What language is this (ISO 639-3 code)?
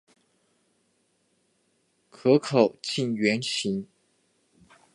zho